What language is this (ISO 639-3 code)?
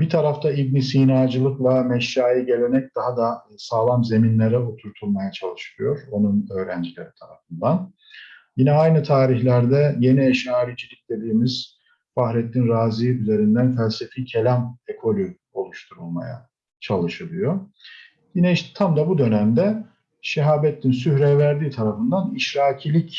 tur